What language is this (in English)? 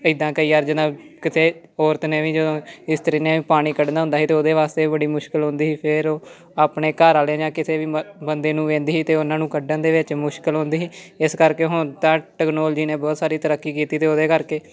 Punjabi